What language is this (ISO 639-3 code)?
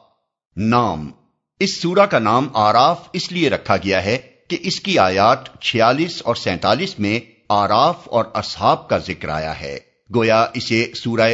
urd